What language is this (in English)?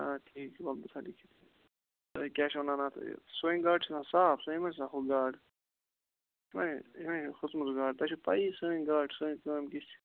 Kashmiri